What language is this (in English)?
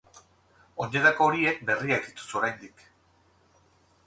Basque